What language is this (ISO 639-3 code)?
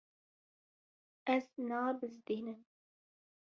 kur